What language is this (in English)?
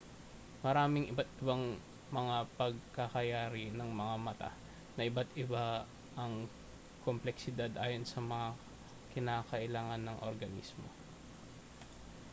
Filipino